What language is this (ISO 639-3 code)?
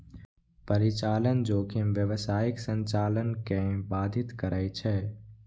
mai